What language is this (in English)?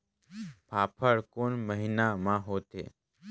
Chhattisgarhi